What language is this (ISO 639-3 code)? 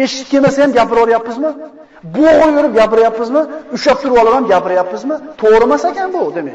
tur